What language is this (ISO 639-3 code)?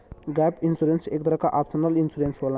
bho